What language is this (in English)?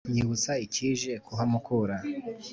Kinyarwanda